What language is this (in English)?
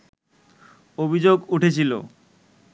Bangla